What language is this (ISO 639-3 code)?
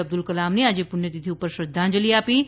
guj